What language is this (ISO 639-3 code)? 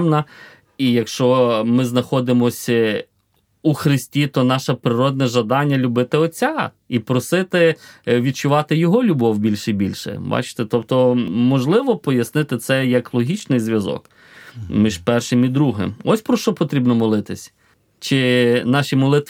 ukr